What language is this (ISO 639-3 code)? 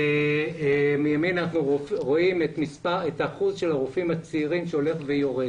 heb